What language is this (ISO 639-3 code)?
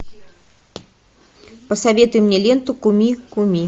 rus